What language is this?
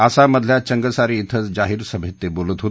Marathi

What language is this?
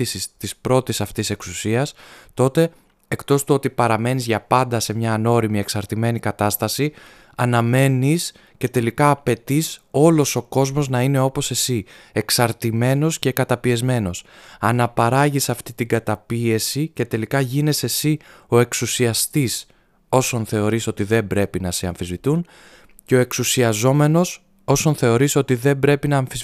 Greek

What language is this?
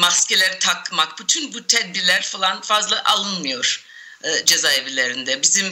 Turkish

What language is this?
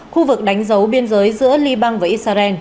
Vietnamese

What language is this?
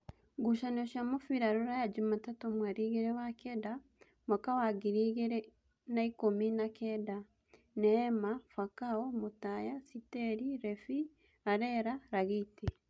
Kikuyu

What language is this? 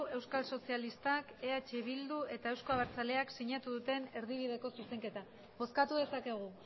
Basque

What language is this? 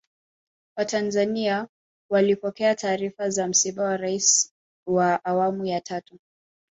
Swahili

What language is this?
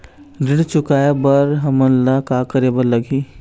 Chhattisgarhi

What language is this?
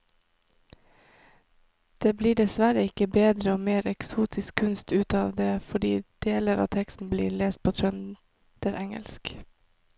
Norwegian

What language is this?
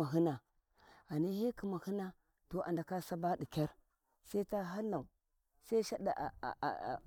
Warji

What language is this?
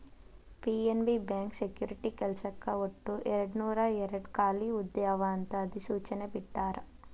Kannada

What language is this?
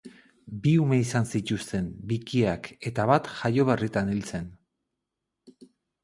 Basque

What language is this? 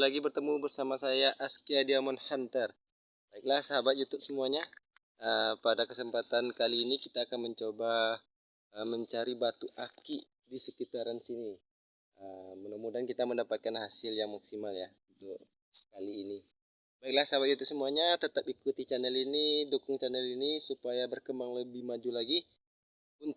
Indonesian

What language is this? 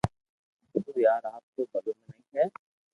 Loarki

